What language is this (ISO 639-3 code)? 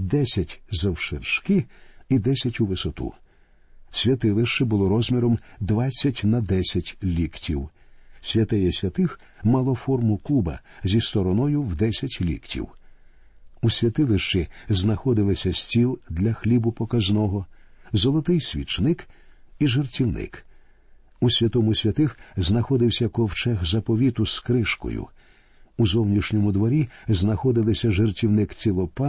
ukr